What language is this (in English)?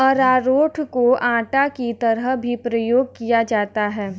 Hindi